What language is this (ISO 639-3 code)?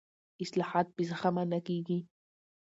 pus